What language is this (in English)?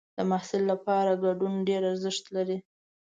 Pashto